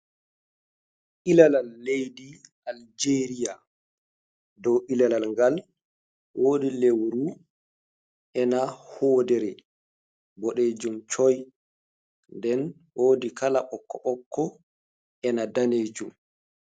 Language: Fula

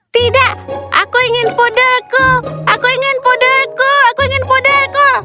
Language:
Indonesian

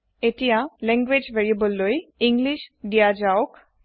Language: Assamese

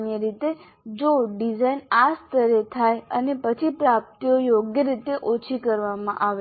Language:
Gujarati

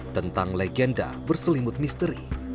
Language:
Indonesian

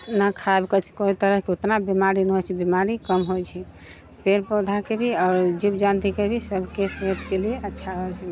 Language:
Maithili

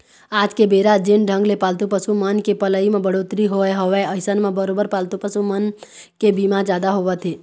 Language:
Chhattisgarhi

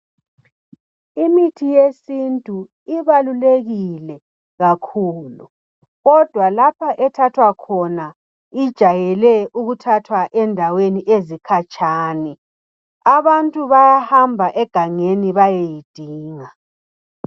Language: North Ndebele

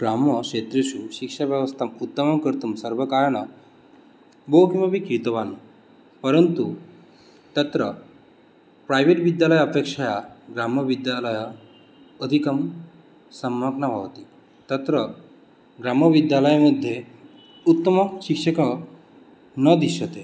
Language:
Sanskrit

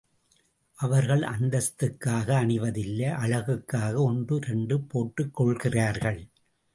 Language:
Tamil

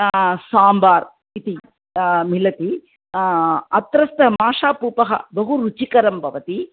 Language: Sanskrit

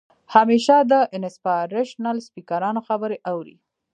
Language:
Pashto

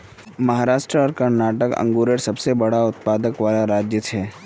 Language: Magahi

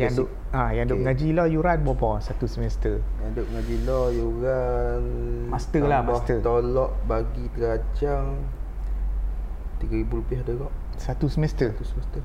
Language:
Malay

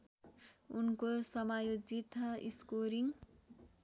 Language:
Nepali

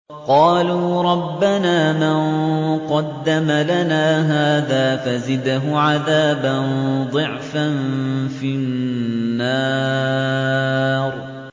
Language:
Arabic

